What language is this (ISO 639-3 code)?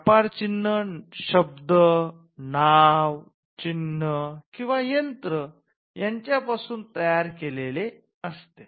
mar